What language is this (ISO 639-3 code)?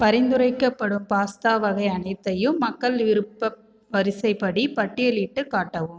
tam